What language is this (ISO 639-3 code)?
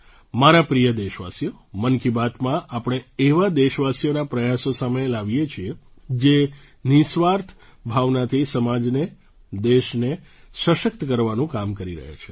guj